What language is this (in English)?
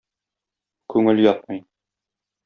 Tatar